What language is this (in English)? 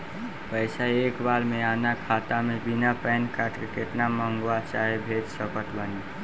Bhojpuri